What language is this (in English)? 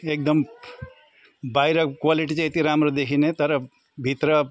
Nepali